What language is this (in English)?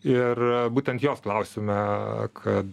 Lithuanian